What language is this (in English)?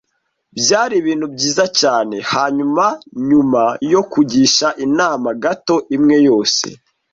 Kinyarwanda